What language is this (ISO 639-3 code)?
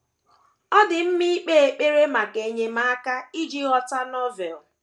ibo